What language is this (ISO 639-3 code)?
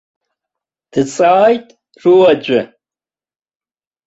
abk